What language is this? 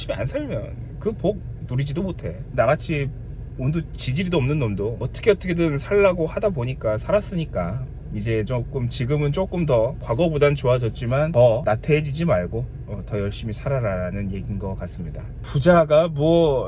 Korean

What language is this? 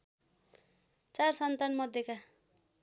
Nepali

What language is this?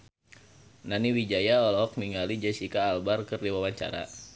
Sundanese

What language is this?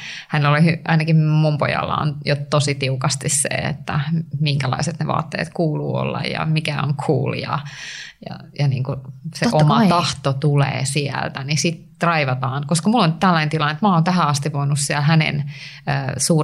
Finnish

